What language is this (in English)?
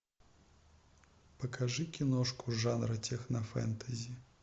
Russian